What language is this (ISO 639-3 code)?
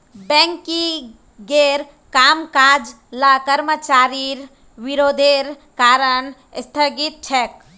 mag